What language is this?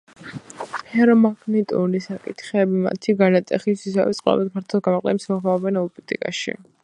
Georgian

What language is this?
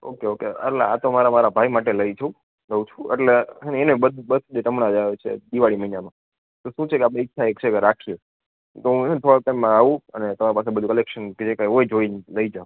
Gujarati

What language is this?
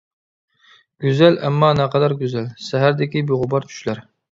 Uyghur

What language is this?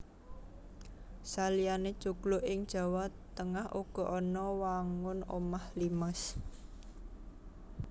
Javanese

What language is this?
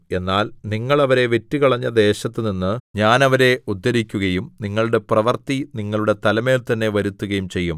Malayalam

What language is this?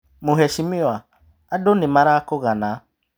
Kikuyu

